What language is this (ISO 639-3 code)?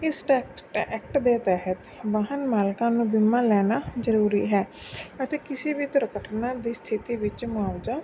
pan